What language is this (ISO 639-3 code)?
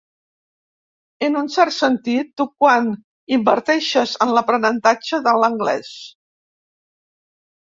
cat